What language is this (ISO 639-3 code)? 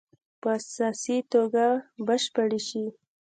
pus